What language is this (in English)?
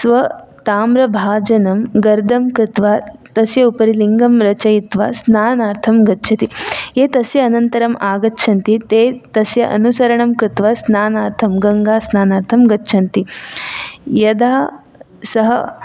Sanskrit